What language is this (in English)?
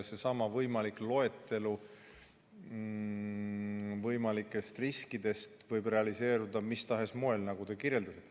Estonian